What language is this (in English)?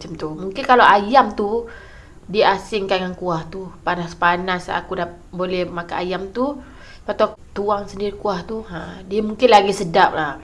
Malay